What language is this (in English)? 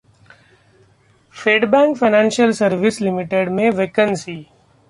Hindi